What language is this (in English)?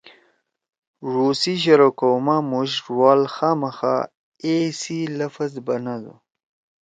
Torwali